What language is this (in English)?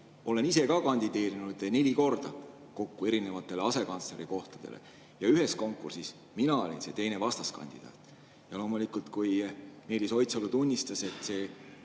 Estonian